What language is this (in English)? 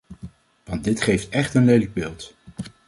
Dutch